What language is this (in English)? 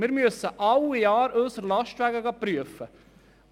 Swiss German